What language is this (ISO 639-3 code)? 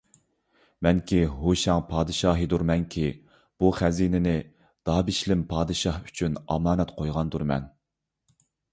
uig